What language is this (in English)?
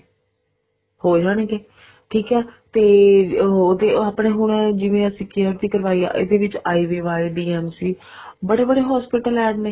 Punjabi